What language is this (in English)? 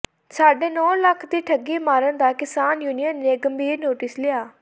Punjabi